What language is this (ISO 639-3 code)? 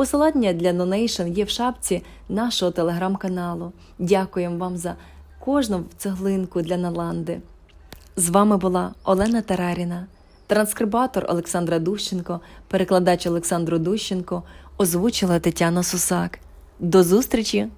ukr